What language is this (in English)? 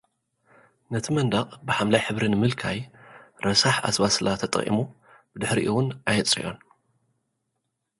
Tigrinya